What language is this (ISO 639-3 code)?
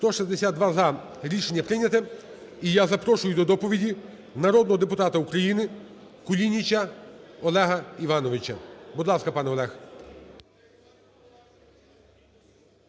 ukr